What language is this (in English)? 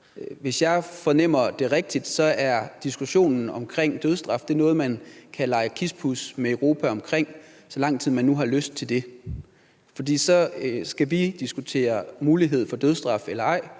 Danish